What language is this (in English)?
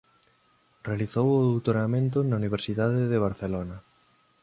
Galician